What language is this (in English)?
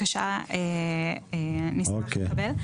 Hebrew